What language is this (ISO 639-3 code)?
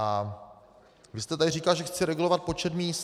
ces